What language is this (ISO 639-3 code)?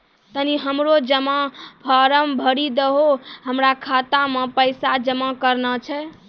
mai